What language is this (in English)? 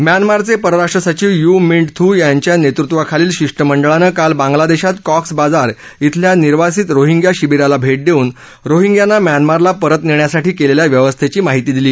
Marathi